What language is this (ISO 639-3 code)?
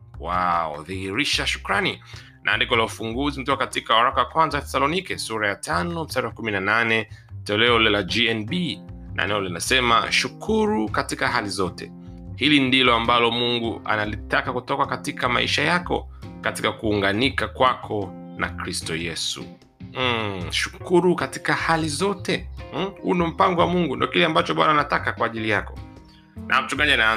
swa